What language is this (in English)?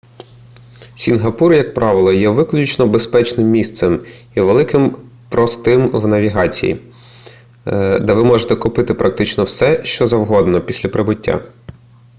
Ukrainian